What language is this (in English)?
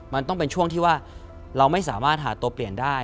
Thai